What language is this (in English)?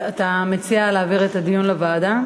Hebrew